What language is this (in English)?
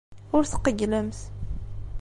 Kabyle